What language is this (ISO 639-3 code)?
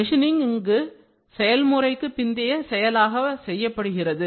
tam